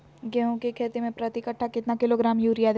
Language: Magahi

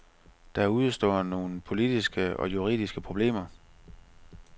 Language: Danish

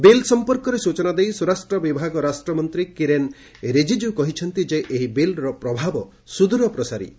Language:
Odia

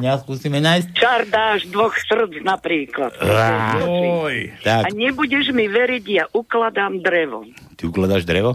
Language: Slovak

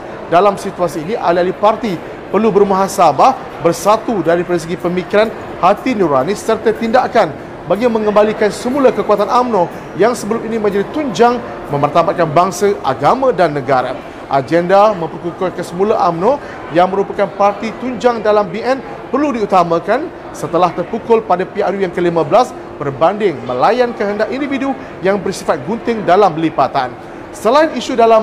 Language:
Malay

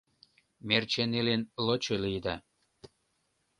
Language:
Mari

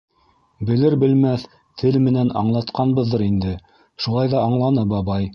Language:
Bashkir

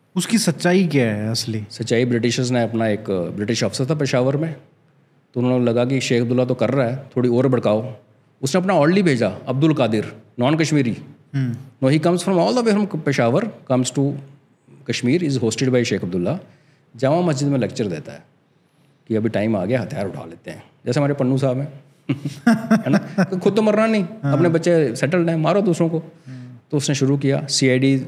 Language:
Hindi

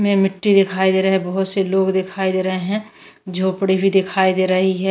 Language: Hindi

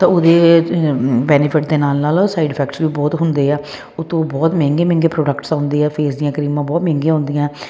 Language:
Punjabi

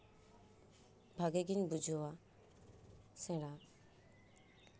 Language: Santali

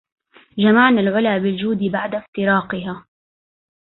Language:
Arabic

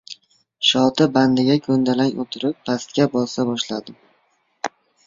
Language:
Uzbek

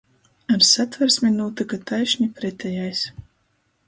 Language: Latgalian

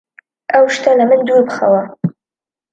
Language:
Central Kurdish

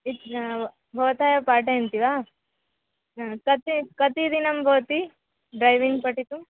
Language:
Sanskrit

